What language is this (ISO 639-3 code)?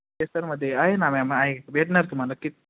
mar